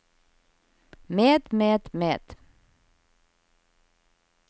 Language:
Norwegian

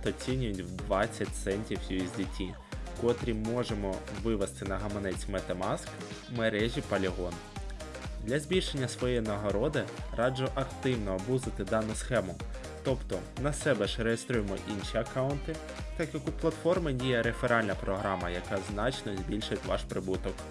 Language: Ukrainian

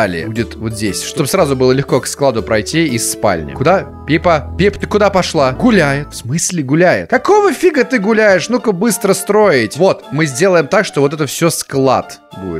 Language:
Russian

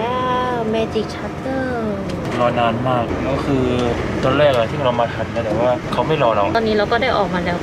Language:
Thai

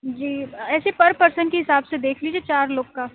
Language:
Urdu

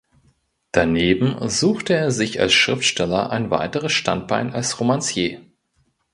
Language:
German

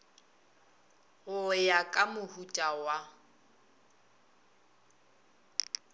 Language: Northern Sotho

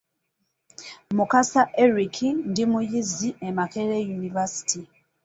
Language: Ganda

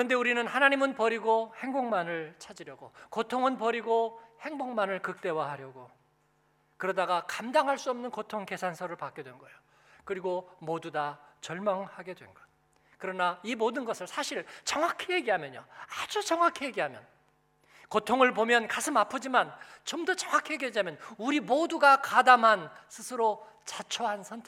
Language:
Korean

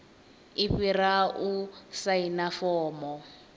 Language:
Venda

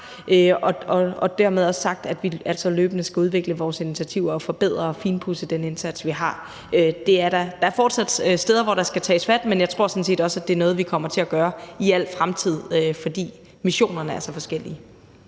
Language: Danish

